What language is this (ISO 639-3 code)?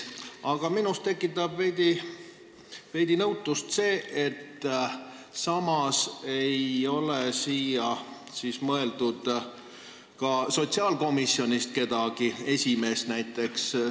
est